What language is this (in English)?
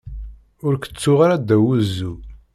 Kabyle